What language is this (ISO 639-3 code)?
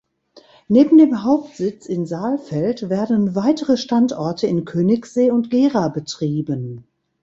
deu